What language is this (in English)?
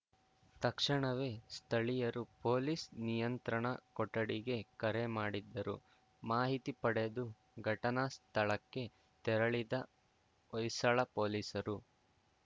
Kannada